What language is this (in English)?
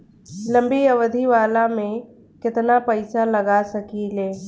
Bhojpuri